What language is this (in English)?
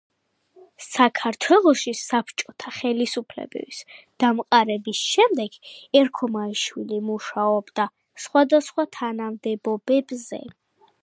Georgian